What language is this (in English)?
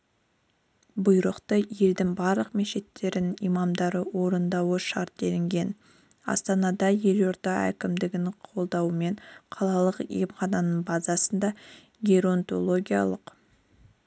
Kazakh